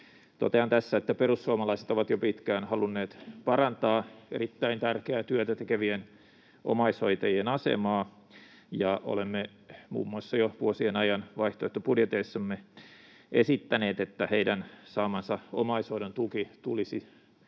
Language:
Finnish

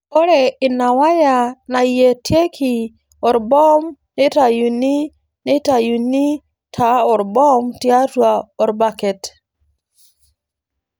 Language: Masai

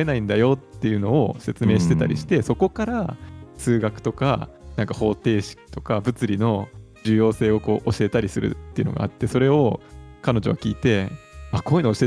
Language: Japanese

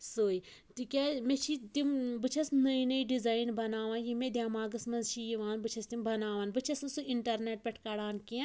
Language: Kashmiri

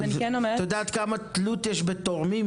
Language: Hebrew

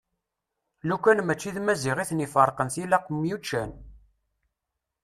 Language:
Kabyle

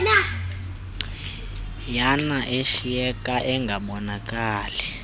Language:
Xhosa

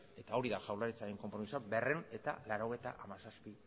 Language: Basque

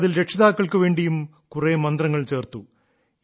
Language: Malayalam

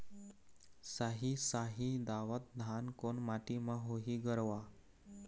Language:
Chhattisgarhi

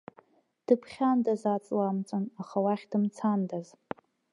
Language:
Abkhazian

